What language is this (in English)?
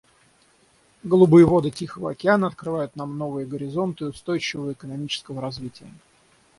Russian